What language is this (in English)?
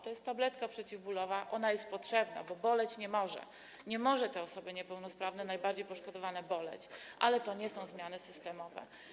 Polish